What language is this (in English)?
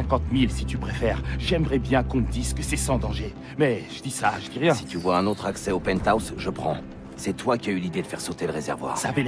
French